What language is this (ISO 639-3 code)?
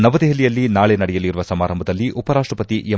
kan